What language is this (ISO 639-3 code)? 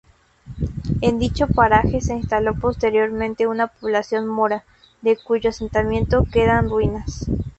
spa